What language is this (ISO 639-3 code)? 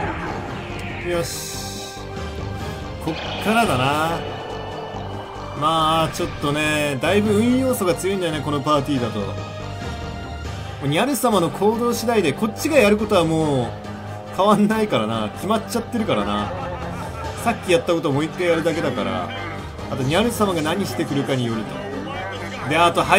jpn